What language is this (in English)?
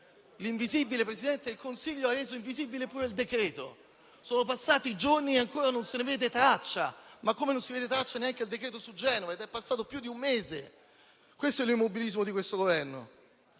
Italian